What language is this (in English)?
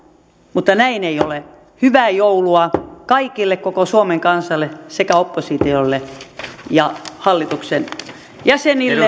Finnish